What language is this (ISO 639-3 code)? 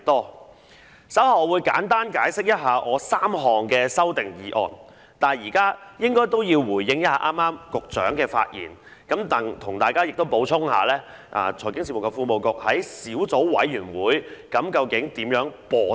yue